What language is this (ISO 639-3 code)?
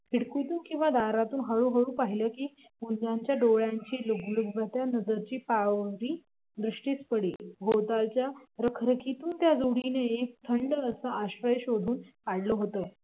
mar